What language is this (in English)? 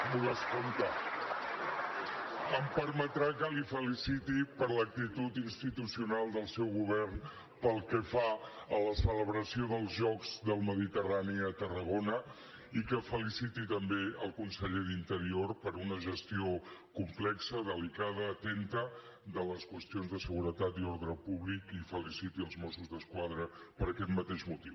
Catalan